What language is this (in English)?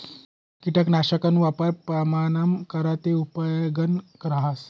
Marathi